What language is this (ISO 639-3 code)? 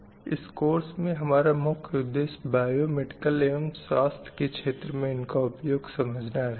hin